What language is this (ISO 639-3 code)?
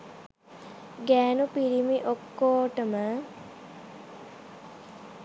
sin